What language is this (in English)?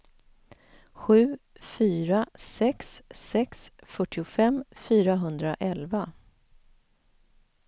Swedish